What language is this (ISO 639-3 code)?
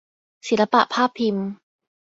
tha